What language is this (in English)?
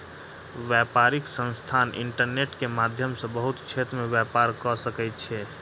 Maithili